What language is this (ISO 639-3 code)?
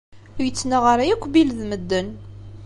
kab